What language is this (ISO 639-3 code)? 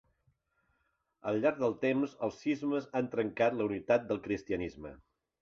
cat